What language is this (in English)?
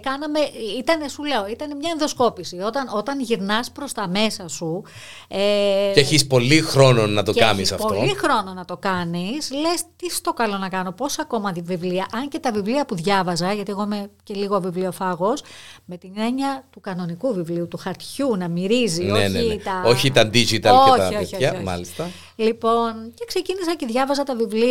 Greek